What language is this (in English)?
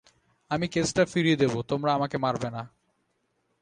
Bangla